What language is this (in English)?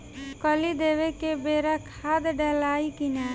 Bhojpuri